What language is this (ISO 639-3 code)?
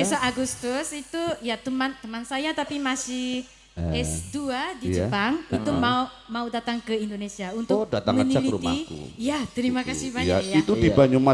ind